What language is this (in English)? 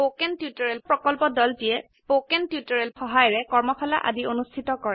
Assamese